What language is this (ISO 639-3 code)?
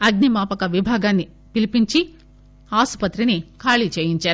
tel